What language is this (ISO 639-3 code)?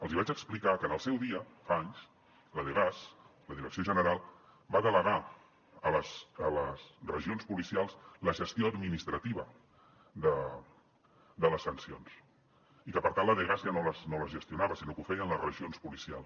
cat